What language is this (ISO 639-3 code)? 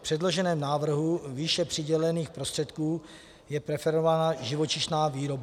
ces